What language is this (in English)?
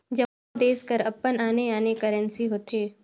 Chhattisgarhi